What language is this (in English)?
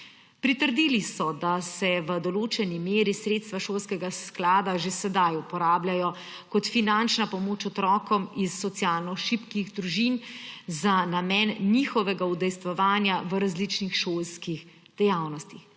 Slovenian